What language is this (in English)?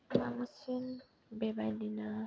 Bodo